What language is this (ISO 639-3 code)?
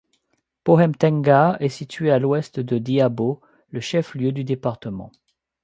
fra